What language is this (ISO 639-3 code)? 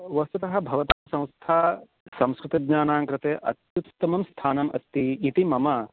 san